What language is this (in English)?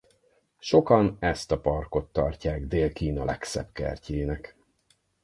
Hungarian